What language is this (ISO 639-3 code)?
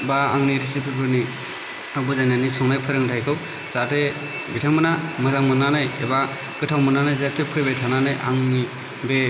brx